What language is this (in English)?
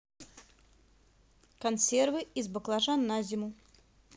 Russian